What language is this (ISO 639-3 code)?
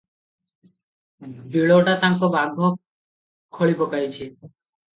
ori